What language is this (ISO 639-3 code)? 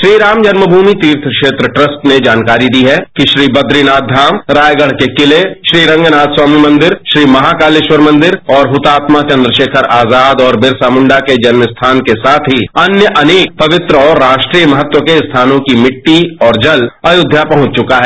hin